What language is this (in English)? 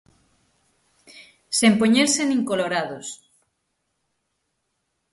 Galician